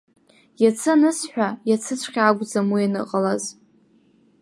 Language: Abkhazian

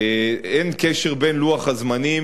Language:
Hebrew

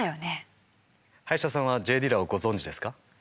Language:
Japanese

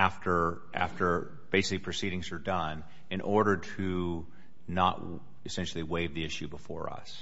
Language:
English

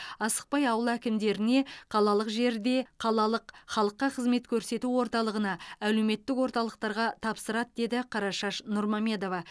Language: Kazakh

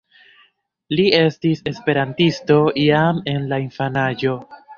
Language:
Esperanto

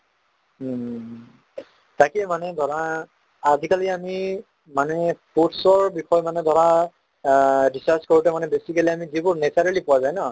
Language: Assamese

